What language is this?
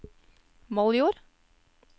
Norwegian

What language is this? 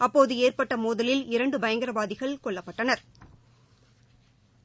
Tamil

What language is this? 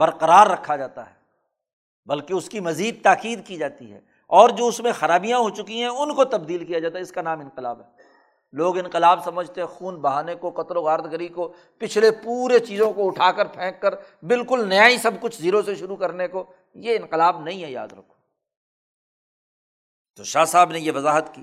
Urdu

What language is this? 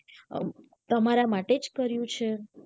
Gujarati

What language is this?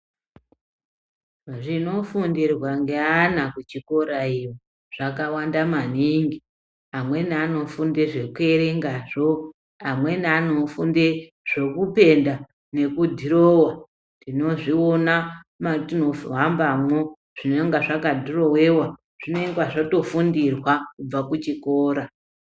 Ndau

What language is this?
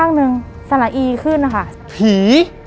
Thai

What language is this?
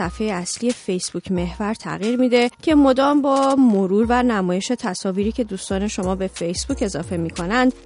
Persian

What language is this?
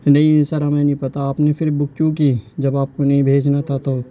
Urdu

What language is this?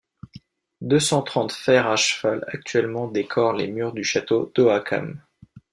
French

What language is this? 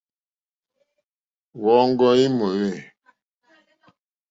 Mokpwe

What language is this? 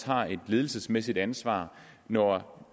Danish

